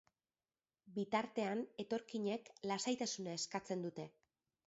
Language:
Basque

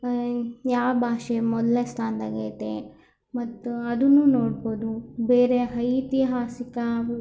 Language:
Kannada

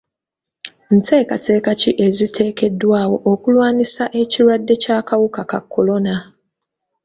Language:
Ganda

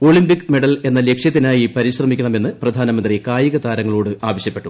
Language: Malayalam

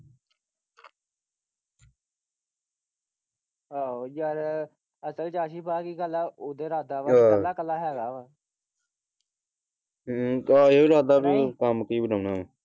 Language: Punjabi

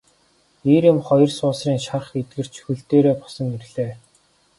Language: Mongolian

